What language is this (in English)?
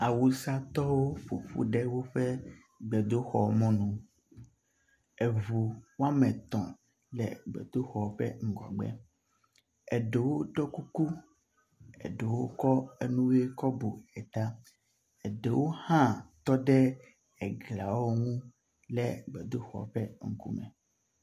Ewe